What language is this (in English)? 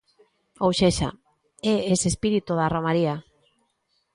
Galician